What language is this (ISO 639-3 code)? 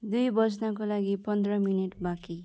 nep